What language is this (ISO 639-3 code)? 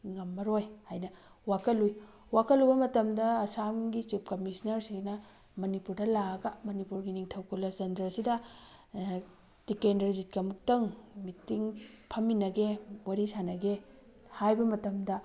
mni